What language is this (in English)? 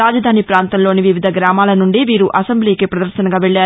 Telugu